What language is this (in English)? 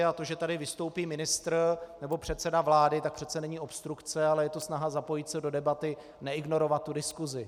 Czech